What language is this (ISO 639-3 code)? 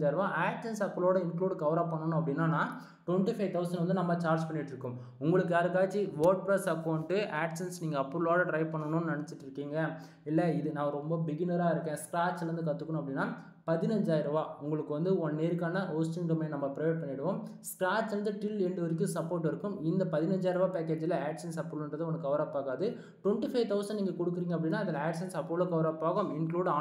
tam